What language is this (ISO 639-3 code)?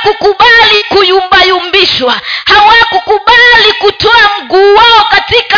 swa